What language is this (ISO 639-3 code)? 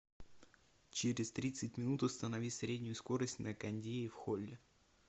rus